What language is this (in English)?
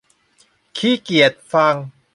Thai